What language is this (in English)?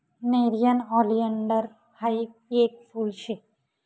Marathi